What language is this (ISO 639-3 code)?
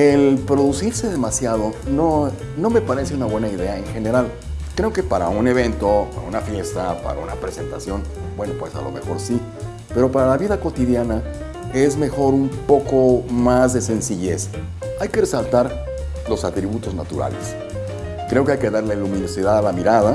spa